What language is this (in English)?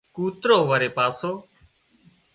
Wadiyara Koli